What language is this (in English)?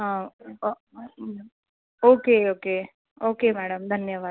Marathi